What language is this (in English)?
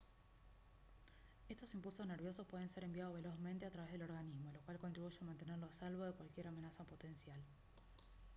Spanish